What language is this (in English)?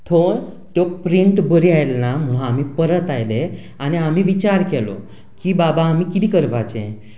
Konkani